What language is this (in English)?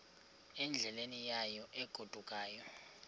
Xhosa